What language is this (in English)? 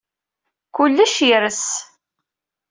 Kabyle